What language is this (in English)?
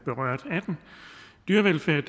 Danish